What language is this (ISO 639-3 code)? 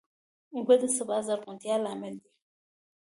pus